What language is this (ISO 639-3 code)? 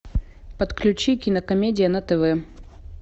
rus